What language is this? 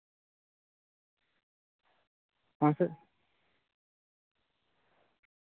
Santali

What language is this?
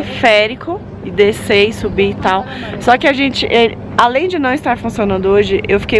Portuguese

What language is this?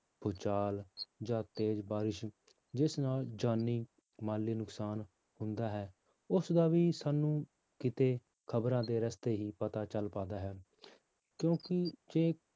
Punjabi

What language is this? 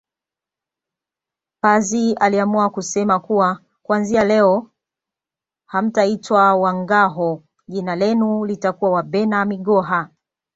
Swahili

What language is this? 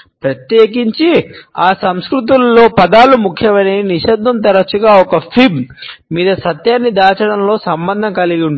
Telugu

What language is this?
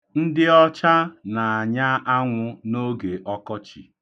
Igbo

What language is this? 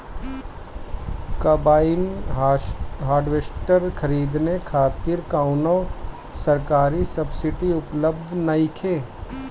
Bhojpuri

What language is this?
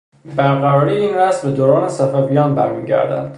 Persian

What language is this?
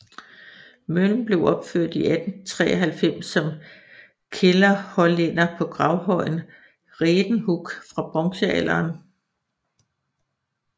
Danish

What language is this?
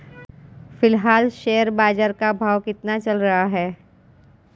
Hindi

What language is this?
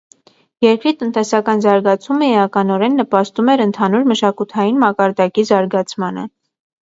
Armenian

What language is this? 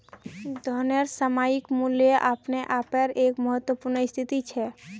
Magahi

